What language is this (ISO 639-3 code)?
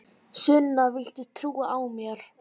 isl